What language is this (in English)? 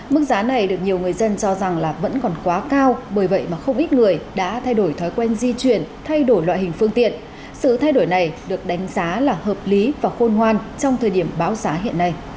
Vietnamese